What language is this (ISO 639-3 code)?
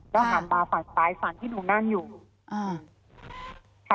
tha